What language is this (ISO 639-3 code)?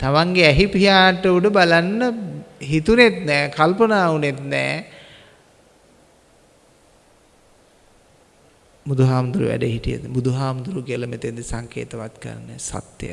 sin